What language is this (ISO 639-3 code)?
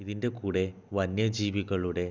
mal